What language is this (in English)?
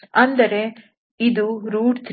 Kannada